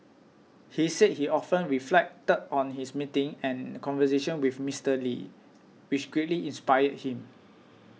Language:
English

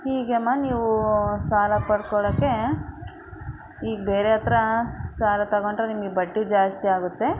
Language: Kannada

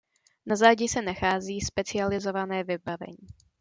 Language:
Czech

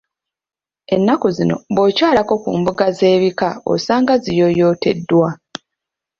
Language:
Ganda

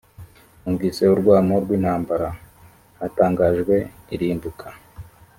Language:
Kinyarwanda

